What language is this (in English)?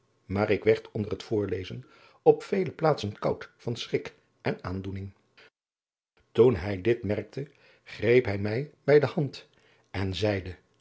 Dutch